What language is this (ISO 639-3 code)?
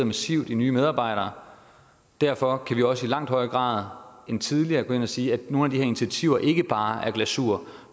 dan